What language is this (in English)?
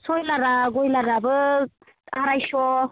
Bodo